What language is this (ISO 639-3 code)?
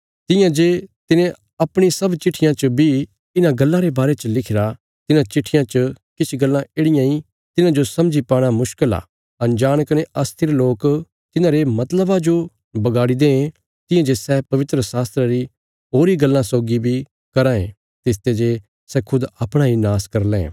kfs